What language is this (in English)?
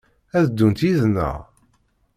Kabyle